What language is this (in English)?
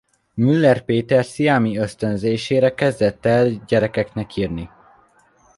Hungarian